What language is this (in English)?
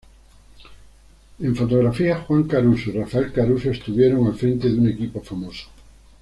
Spanish